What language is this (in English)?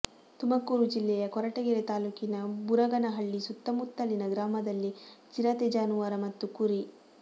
Kannada